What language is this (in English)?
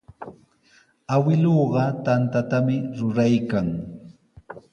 Sihuas Ancash Quechua